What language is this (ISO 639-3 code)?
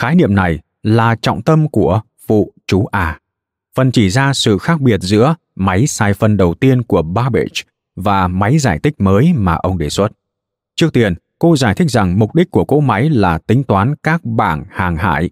vie